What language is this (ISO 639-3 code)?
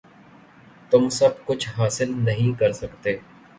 urd